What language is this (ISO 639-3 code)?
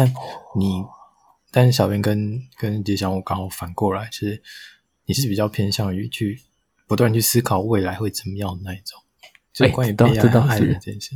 zho